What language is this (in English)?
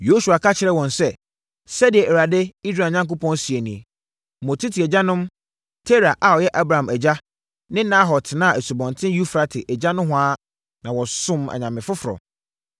Akan